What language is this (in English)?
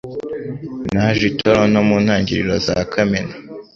Kinyarwanda